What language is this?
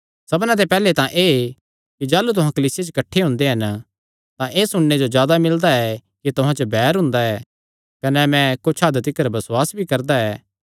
Kangri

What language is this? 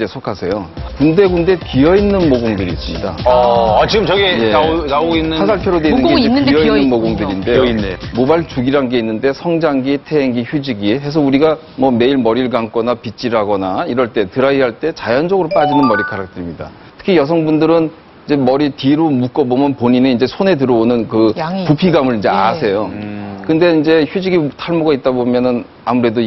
Korean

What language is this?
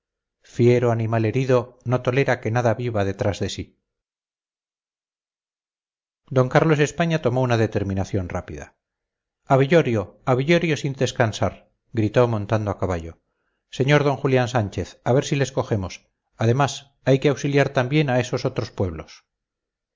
Spanish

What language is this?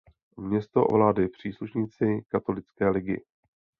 Czech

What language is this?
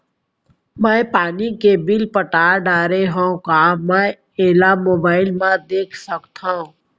Chhattisgarhi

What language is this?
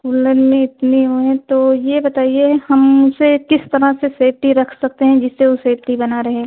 Hindi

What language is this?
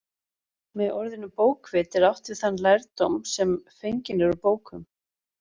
Icelandic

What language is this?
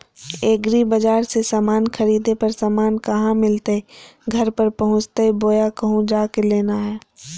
Magahi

